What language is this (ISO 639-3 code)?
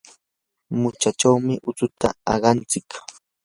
qur